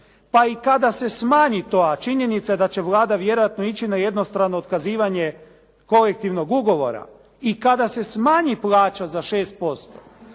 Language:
Croatian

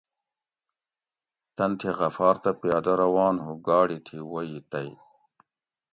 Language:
Gawri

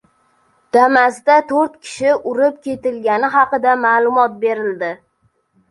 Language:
Uzbek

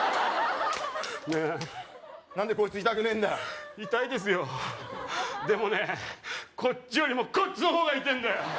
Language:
Japanese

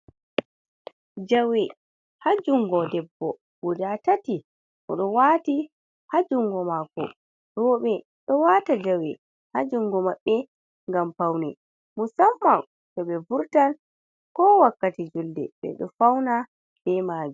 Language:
Fula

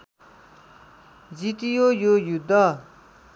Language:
Nepali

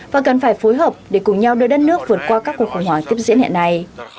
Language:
Vietnamese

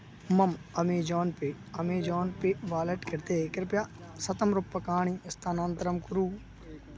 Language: Sanskrit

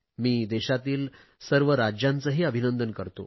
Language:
Marathi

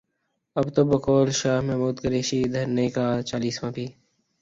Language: Urdu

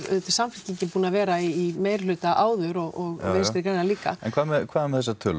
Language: Icelandic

